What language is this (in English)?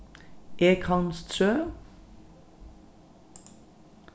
Faroese